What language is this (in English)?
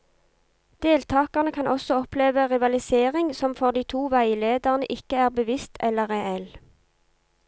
Norwegian